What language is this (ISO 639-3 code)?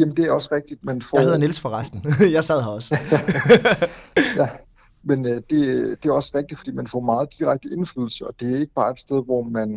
dan